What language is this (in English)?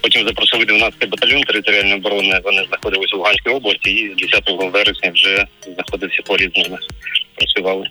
Ukrainian